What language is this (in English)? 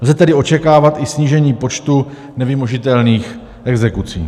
Czech